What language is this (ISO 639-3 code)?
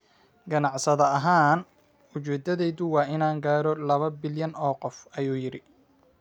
som